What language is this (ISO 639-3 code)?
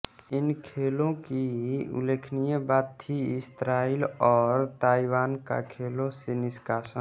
hin